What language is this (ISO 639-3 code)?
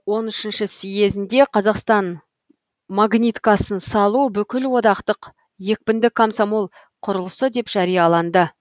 kaz